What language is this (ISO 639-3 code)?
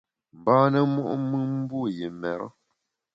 bax